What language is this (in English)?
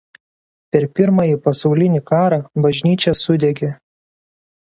Lithuanian